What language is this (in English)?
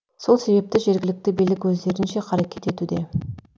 Kazakh